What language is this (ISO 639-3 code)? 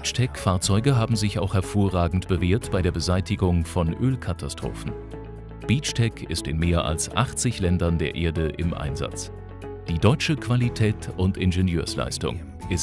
deu